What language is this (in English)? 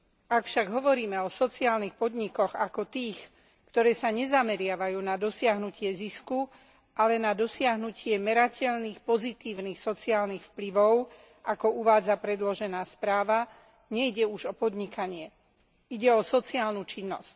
Slovak